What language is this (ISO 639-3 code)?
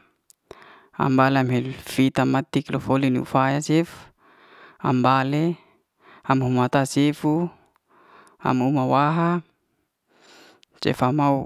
ste